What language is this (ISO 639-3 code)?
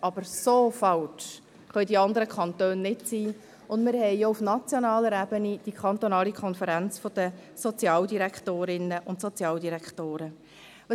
gsw